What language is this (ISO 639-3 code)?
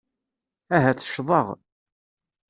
kab